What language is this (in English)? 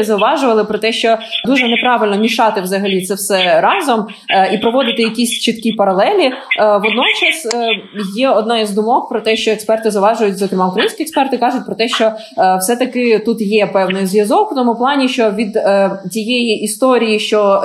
Ukrainian